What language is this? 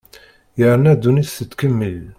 Kabyle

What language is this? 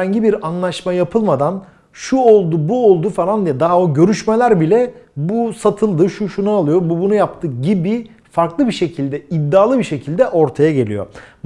Turkish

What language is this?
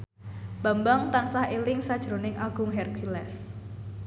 Javanese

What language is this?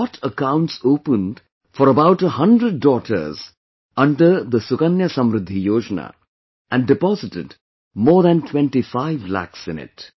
English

